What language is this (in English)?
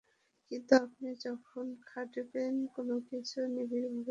Bangla